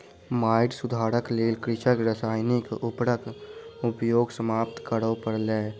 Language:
Maithili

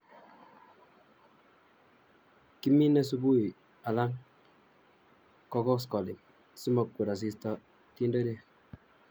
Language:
Kalenjin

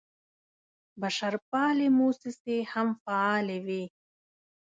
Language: Pashto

